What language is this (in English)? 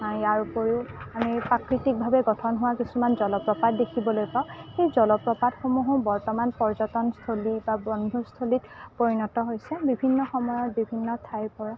Assamese